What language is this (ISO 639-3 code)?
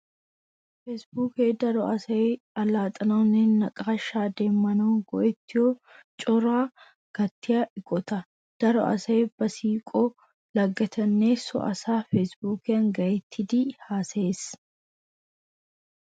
wal